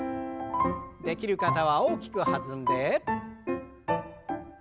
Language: Japanese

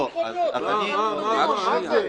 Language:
Hebrew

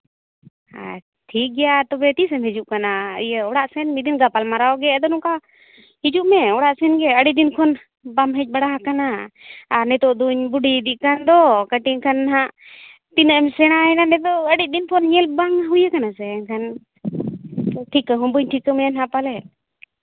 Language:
Santali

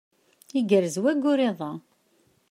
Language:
Kabyle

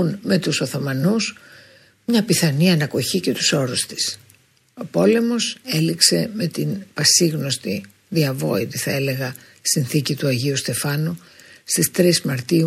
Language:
Greek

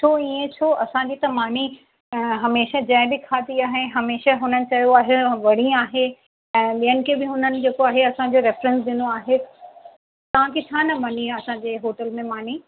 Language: Sindhi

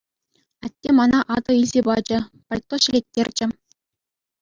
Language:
Chuvash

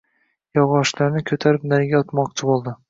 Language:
Uzbek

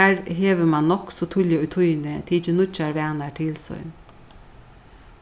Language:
Faroese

